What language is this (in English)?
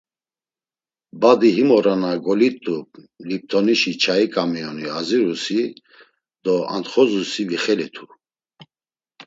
Laz